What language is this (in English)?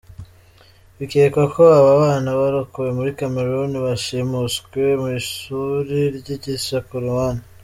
Kinyarwanda